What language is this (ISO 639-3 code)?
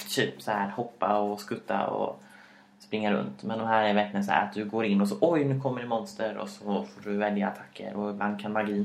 swe